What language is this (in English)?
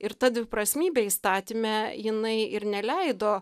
Lithuanian